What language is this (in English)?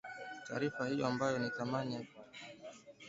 Swahili